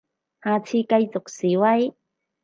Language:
Cantonese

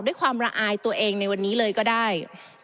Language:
Thai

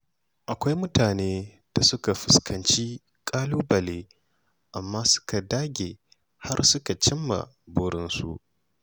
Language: Hausa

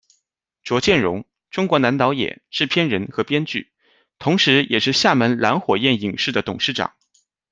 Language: Chinese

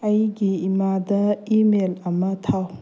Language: Manipuri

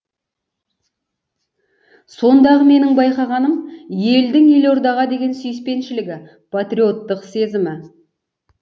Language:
Kazakh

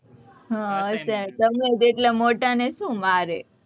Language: Gujarati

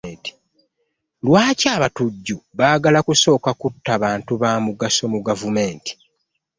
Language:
Ganda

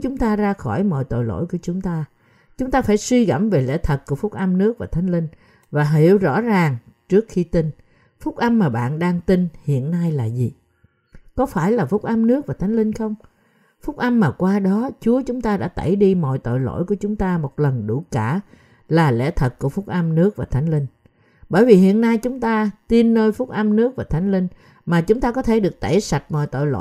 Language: Vietnamese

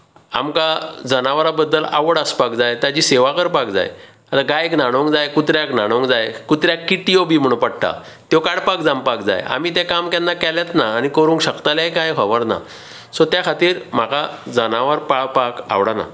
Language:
Konkani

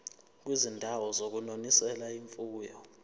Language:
Zulu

